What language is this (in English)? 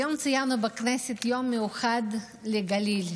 Hebrew